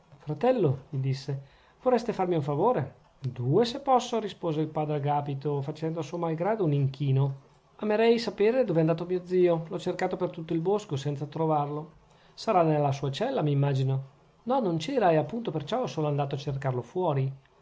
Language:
Italian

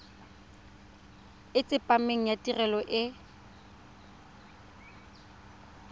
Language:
Tswana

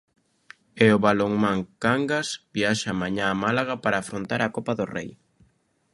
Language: Galician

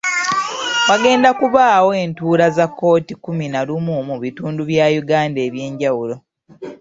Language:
Ganda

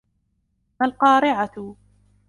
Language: Arabic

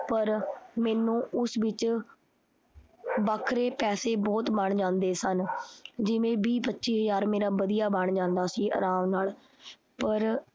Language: Punjabi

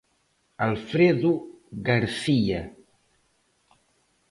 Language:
Galician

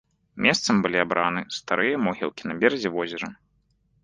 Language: Belarusian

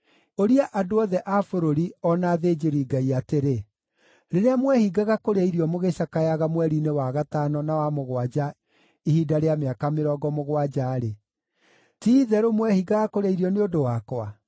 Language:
Kikuyu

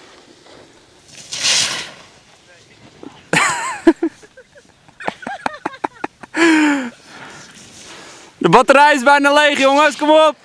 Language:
Dutch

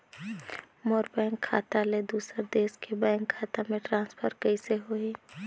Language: Chhattisgarhi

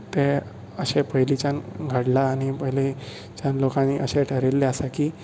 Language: Konkani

